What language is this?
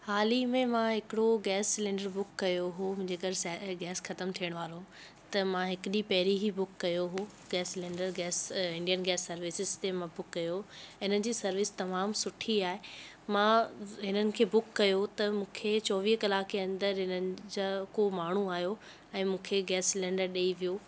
Sindhi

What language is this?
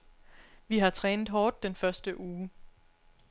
Danish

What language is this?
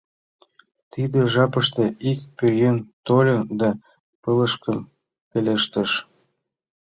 Mari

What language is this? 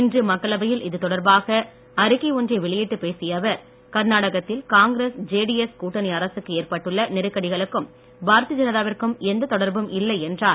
Tamil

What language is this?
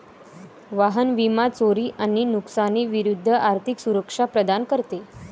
Marathi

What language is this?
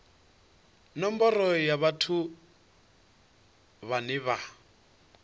Venda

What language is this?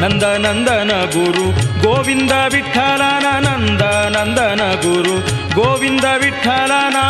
Kannada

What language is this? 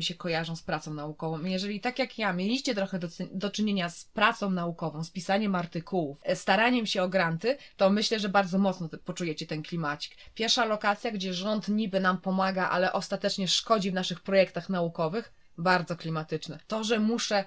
Polish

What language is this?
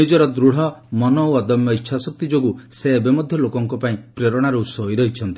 Odia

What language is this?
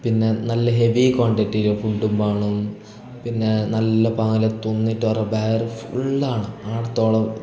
Malayalam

